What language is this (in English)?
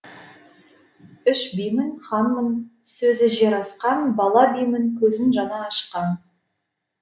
Kazakh